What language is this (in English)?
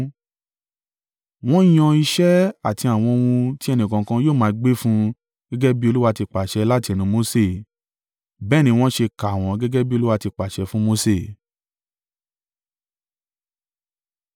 Yoruba